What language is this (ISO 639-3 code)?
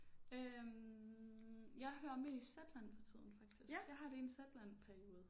dan